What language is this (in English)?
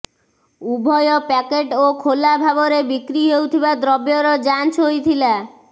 Odia